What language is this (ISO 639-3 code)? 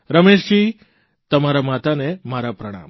guj